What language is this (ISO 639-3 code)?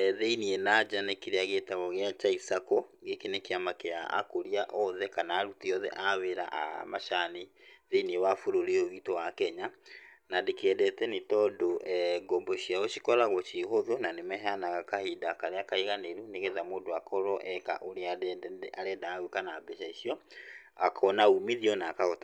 kik